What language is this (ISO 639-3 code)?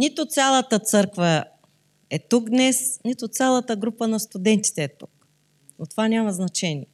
bul